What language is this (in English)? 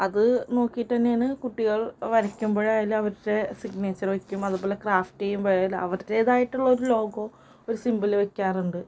Malayalam